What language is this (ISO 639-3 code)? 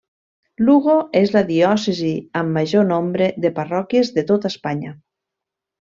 cat